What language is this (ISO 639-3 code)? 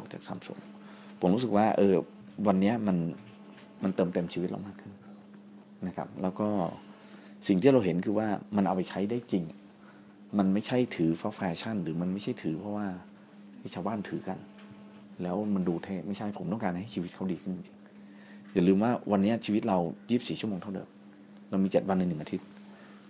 tha